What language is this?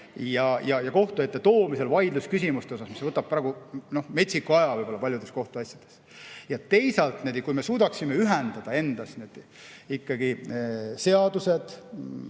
Estonian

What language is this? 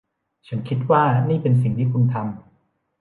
Thai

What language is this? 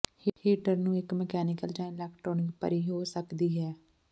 Punjabi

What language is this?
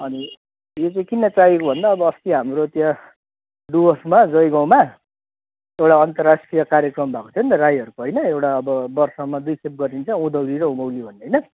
Nepali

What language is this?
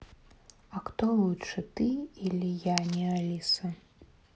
Russian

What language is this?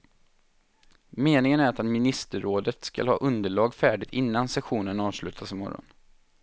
Swedish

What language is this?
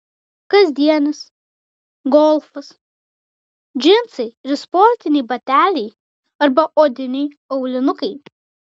Lithuanian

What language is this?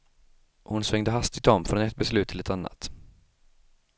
Swedish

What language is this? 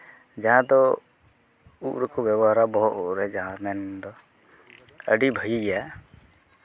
Santali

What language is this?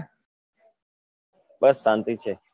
Gujarati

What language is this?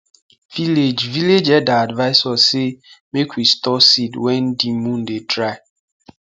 Nigerian Pidgin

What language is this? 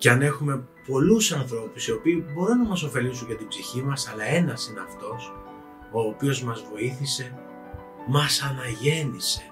Greek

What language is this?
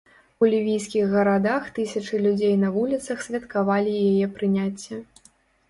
Belarusian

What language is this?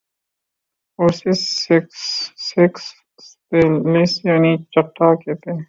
Urdu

